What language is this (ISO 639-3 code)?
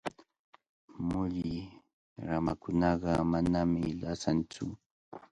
qvl